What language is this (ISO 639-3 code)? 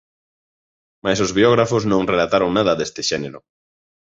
glg